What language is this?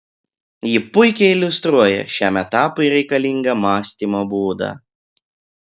Lithuanian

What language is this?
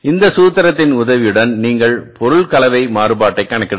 Tamil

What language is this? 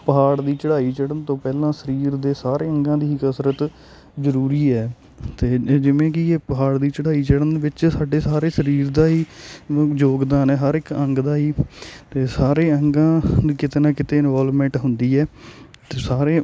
Punjabi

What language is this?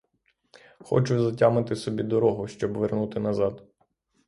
Ukrainian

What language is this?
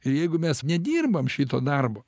Lithuanian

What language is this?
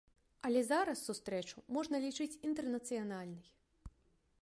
Belarusian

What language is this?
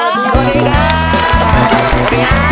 Thai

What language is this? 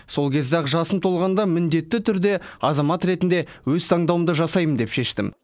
Kazakh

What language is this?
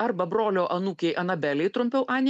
Lithuanian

